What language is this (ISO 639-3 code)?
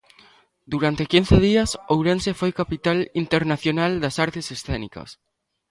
glg